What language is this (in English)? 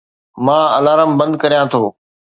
Sindhi